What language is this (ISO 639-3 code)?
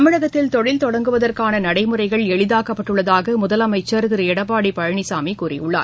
tam